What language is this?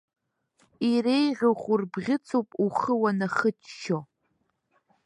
Abkhazian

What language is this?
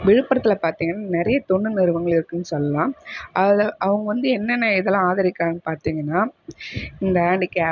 Tamil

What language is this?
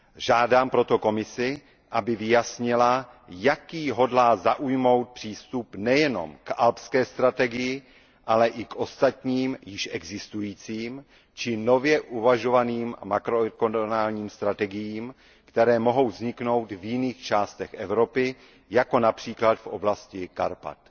Czech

